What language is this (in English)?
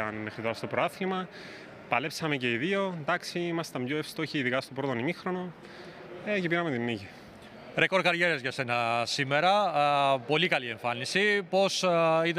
Greek